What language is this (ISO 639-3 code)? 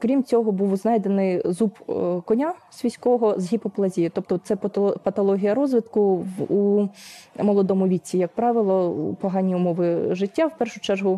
ukr